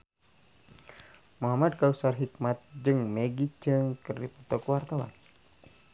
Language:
Sundanese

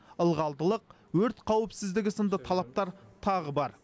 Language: Kazakh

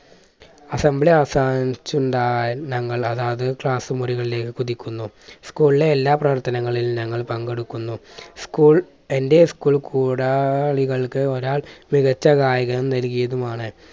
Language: Malayalam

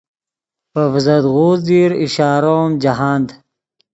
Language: Yidgha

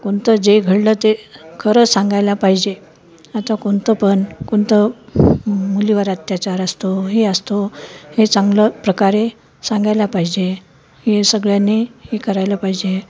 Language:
Marathi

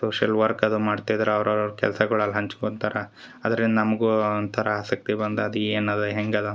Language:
Kannada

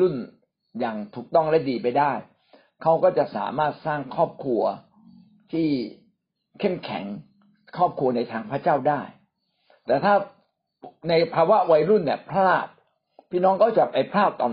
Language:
Thai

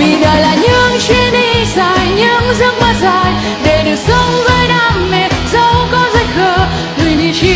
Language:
Vietnamese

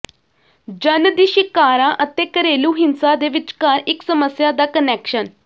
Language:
Punjabi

